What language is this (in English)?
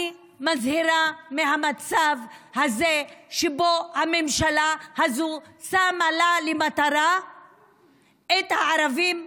Hebrew